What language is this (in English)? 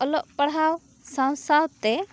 Santali